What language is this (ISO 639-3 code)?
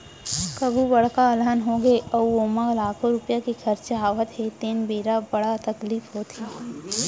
hne